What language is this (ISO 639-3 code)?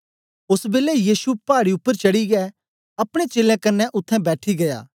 doi